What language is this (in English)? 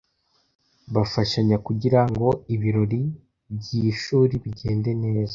Kinyarwanda